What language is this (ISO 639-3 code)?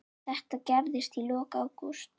isl